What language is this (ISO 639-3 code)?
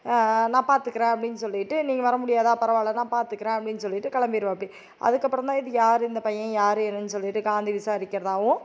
tam